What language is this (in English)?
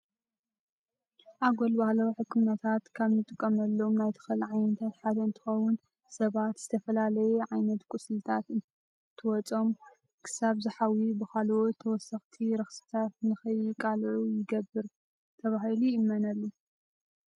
Tigrinya